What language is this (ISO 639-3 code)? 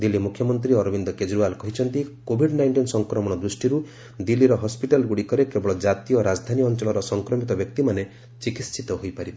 ori